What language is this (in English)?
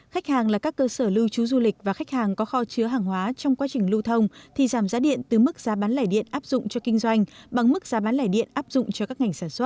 Vietnamese